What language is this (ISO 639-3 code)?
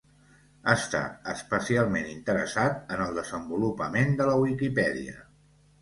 cat